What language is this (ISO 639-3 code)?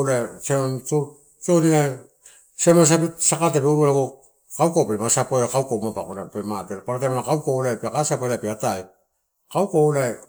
ttu